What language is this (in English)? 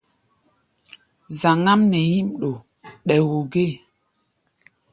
Gbaya